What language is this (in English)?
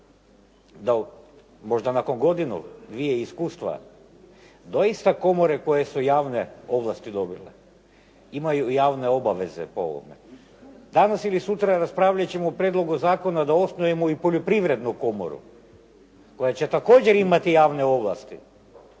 Croatian